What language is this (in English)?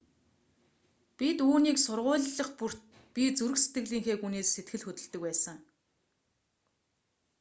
Mongolian